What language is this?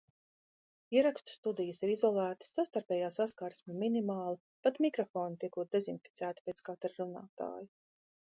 Latvian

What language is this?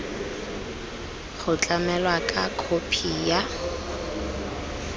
Tswana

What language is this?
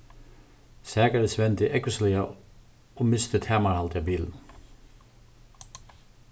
Faroese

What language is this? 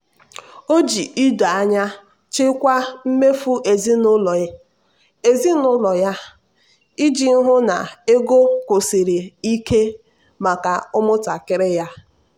Igbo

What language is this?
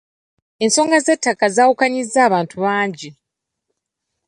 Ganda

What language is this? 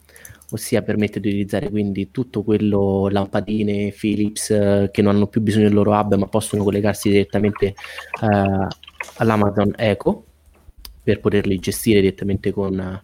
Italian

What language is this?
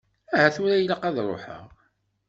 Kabyle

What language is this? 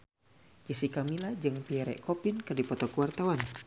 Sundanese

